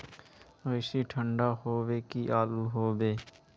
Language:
Magahi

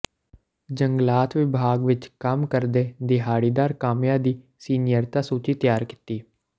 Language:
Punjabi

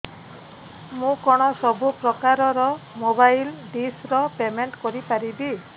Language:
Odia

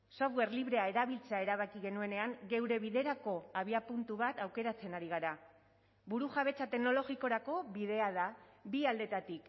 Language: Basque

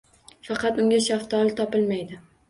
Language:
Uzbek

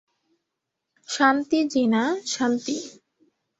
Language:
Bangla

